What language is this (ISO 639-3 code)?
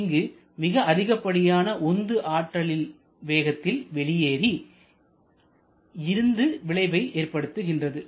tam